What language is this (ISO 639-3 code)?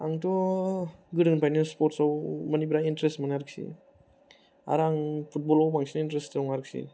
brx